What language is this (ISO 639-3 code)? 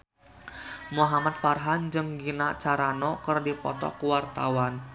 sun